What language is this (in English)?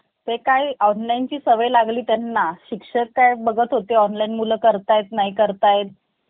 Marathi